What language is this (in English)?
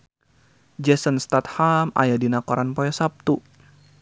Sundanese